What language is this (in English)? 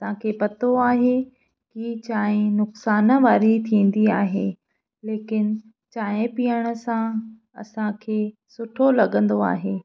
Sindhi